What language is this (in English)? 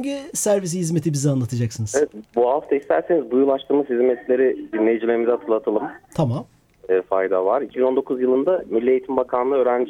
Turkish